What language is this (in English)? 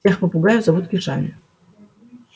Russian